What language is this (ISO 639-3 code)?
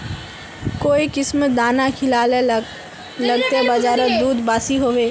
mag